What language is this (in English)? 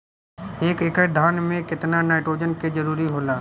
Bhojpuri